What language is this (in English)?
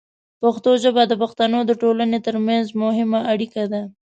Pashto